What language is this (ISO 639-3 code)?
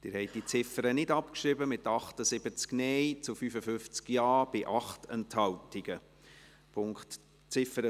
gsw